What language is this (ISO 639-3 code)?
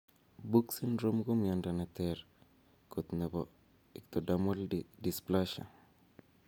kln